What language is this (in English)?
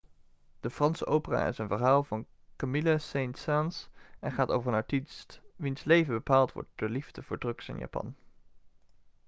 Dutch